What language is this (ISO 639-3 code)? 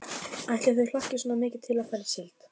isl